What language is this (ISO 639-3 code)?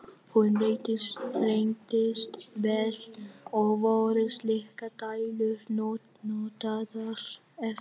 isl